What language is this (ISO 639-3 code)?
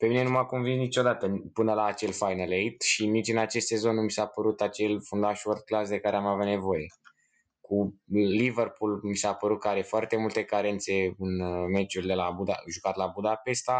ron